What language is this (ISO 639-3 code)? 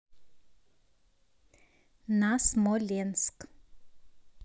rus